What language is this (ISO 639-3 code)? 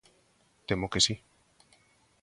glg